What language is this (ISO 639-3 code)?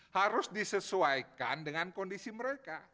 ind